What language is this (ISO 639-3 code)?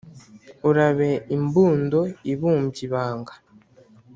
kin